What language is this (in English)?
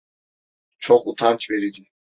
Turkish